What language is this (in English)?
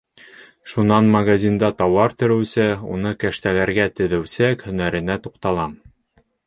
Bashkir